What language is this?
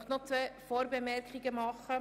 Swiss German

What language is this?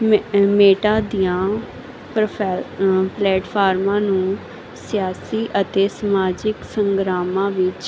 Punjabi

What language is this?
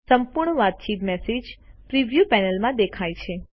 Gujarati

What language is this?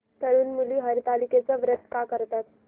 Marathi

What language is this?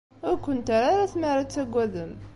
Kabyle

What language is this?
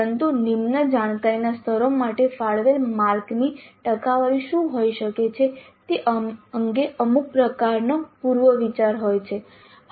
Gujarati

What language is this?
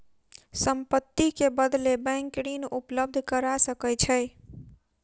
Maithili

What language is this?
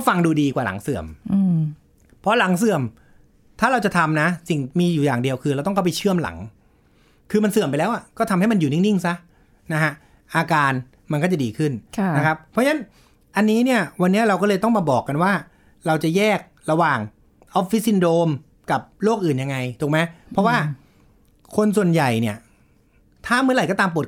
Thai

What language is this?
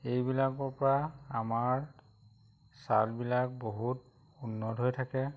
Assamese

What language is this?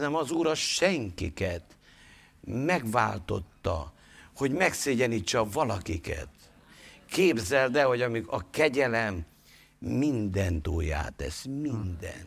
Hungarian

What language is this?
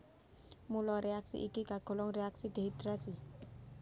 Javanese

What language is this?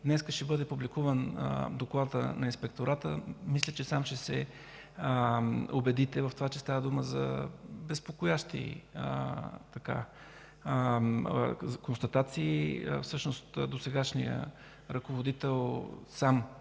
Bulgarian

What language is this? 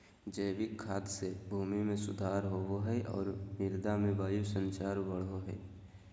Magahi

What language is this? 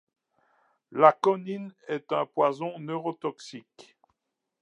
French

